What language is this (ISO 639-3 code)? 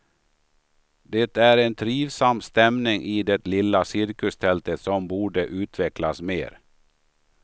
swe